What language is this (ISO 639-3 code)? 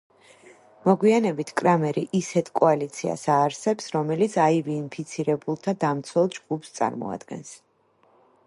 kat